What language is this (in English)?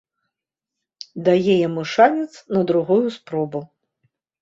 Belarusian